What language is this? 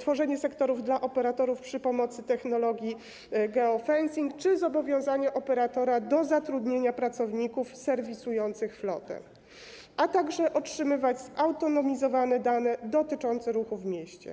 Polish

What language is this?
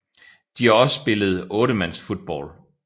Danish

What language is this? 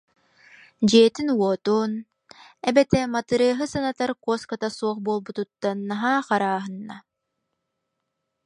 Yakut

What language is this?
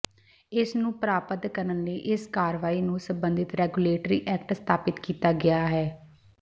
Punjabi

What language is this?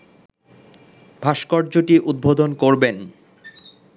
Bangla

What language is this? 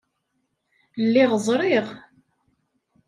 Kabyle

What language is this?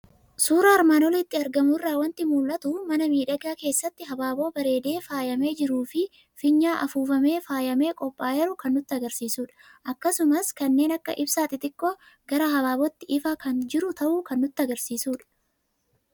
Oromo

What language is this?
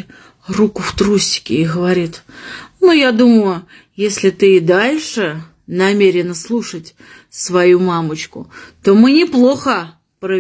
Russian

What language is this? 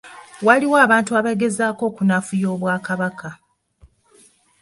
Ganda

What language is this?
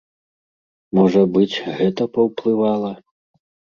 Belarusian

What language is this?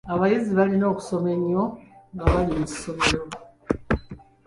Ganda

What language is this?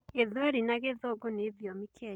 Kikuyu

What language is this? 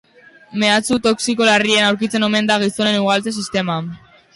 Basque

